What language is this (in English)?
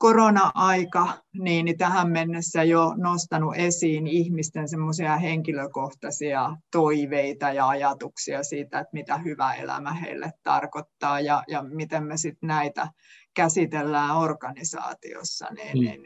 Finnish